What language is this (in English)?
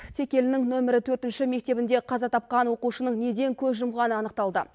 Kazakh